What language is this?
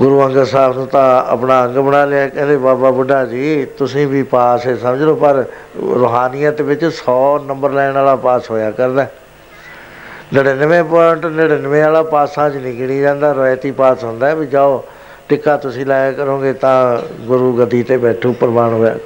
Punjabi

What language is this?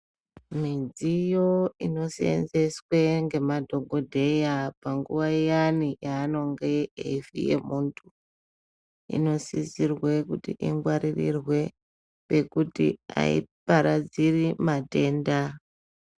Ndau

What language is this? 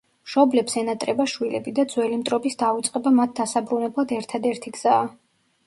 Georgian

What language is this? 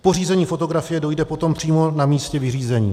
Czech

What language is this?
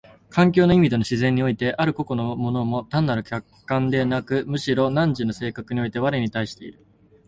Japanese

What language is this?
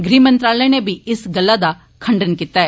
Dogri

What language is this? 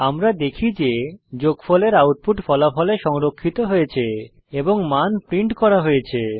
Bangla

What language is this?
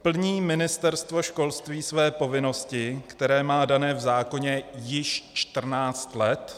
Czech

